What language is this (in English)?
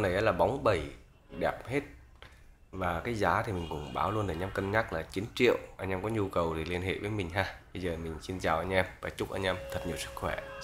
Vietnamese